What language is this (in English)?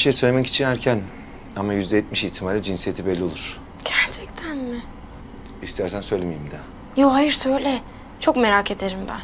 Turkish